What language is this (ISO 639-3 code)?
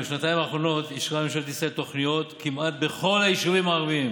heb